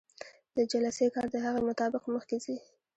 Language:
Pashto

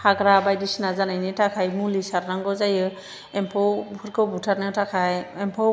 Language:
Bodo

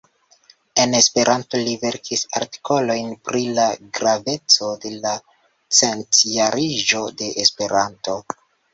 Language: Esperanto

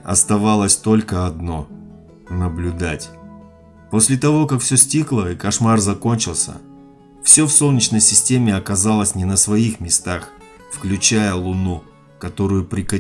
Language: Russian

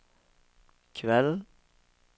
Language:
Norwegian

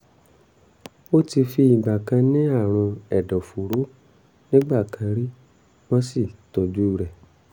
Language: Yoruba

